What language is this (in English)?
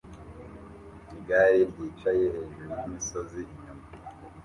Kinyarwanda